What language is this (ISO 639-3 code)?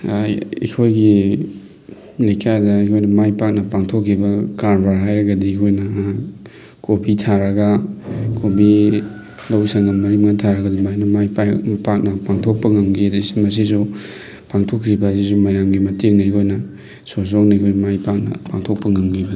mni